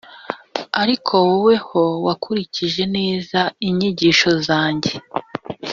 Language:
Kinyarwanda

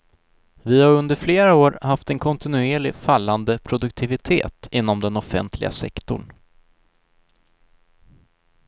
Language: Swedish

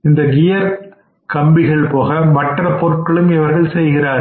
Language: Tamil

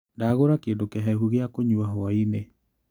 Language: Kikuyu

